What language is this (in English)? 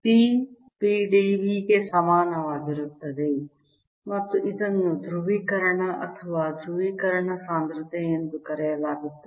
Kannada